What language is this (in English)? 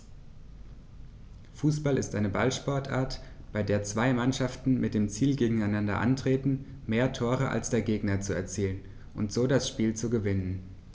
German